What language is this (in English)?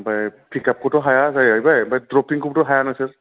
Bodo